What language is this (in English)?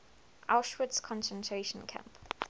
English